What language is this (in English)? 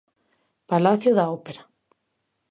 Galician